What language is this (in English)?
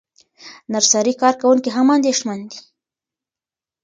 Pashto